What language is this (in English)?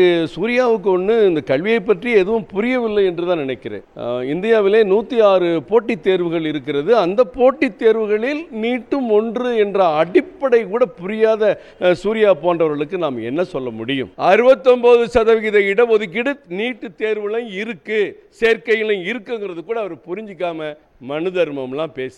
Tamil